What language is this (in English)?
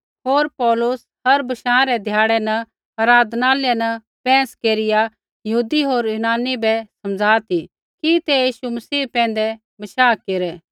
Kullu Pahari